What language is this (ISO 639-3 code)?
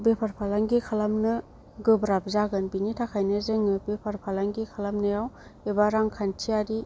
brx